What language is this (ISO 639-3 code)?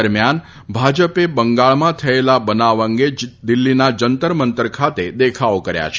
guj